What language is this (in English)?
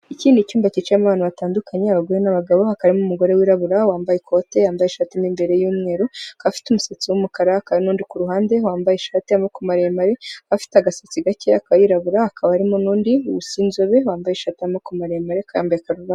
Kinyarwanda